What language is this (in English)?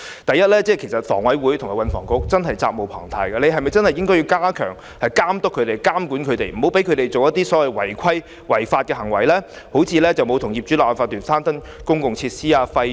Cantonese